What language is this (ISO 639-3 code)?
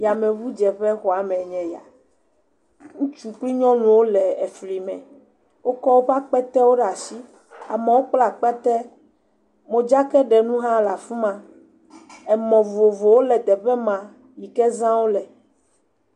ewe